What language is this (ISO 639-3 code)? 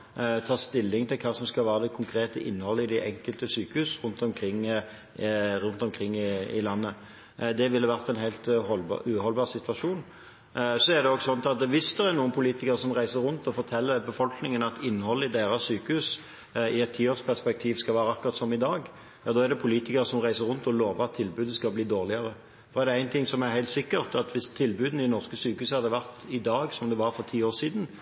nob